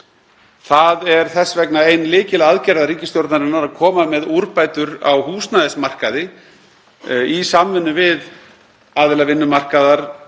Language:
Icelandic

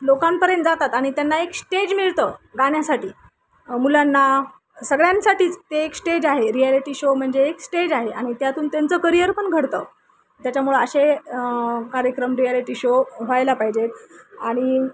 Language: Marathi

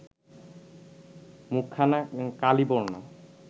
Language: Bangla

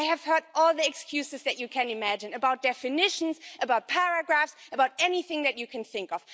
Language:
English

